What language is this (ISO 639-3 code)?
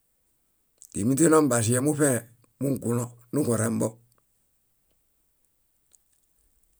bda